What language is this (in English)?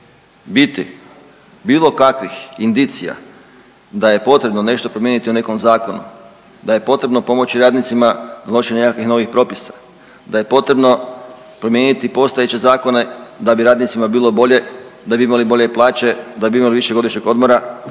Croatian